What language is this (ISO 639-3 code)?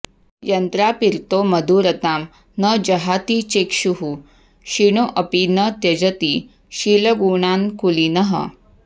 san